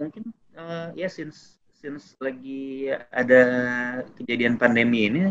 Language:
Indonesian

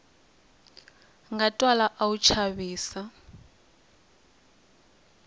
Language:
Tsonga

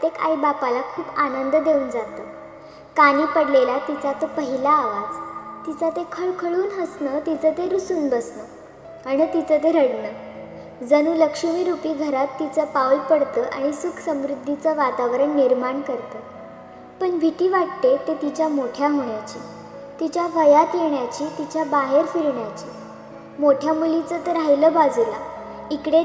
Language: Marathi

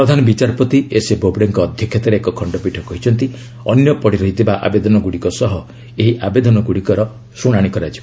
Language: Odia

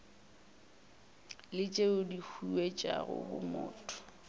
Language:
Northern Sotho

